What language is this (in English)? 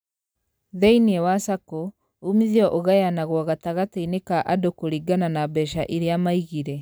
Kikuyu